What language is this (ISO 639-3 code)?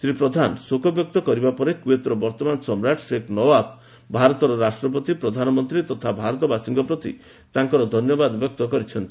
ori